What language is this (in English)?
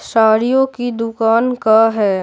Hindi